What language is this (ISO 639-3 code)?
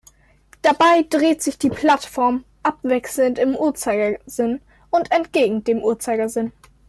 deu